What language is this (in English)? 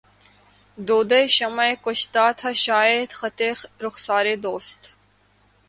Urdu